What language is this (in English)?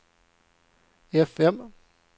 Swedish